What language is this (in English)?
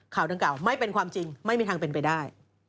Thai